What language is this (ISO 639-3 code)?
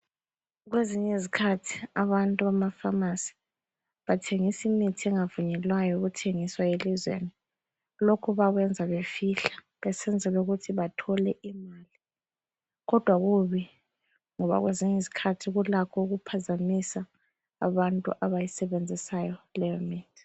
nde